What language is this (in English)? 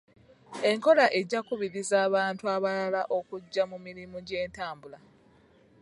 Ganda